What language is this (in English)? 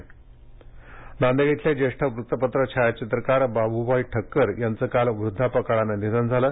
Marathi